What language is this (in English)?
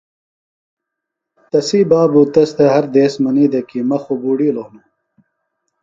Phalura